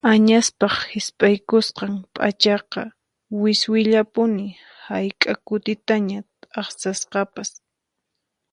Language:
Puno Quechua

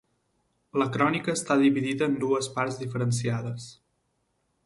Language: Catalan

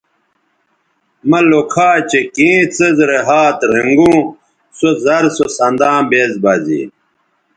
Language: Bateri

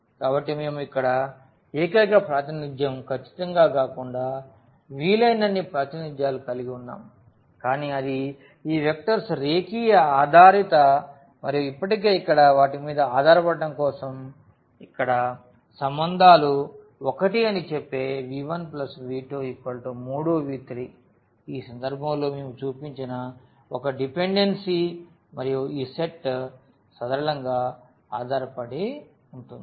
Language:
Telugu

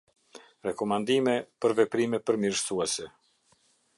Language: Albanian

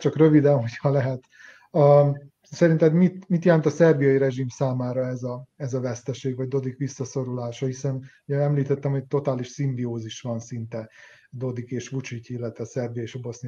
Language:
Hungarian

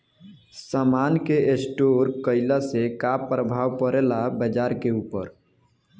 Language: Bhojpuri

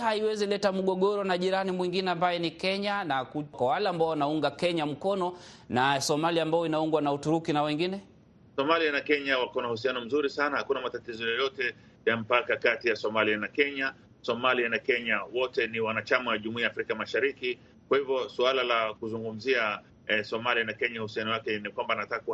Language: Swahili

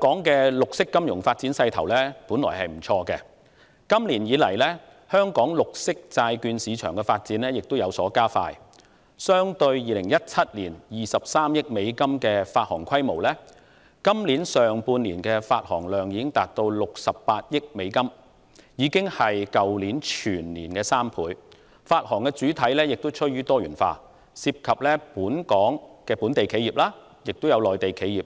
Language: Cantonese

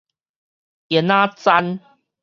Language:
Min Nan Chinese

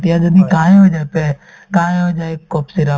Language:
Assamese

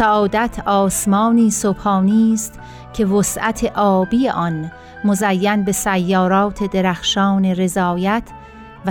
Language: Persian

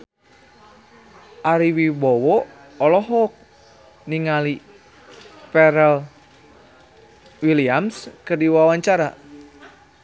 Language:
Sundanese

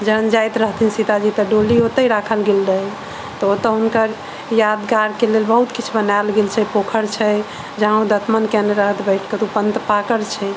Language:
Maithili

